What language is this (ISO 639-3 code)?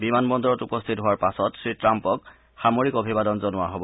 asm